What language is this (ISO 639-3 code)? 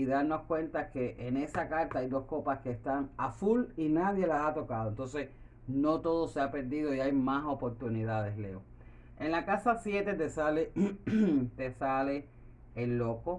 spa